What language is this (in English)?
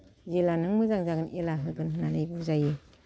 Bodo